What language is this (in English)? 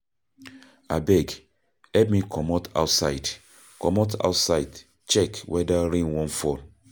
Nigerian Pidgin